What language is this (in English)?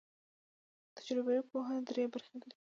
Pashto